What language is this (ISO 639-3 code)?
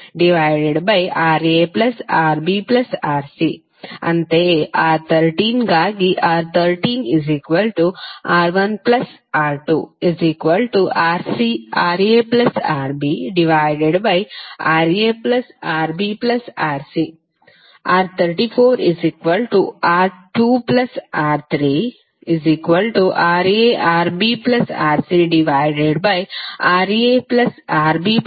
kan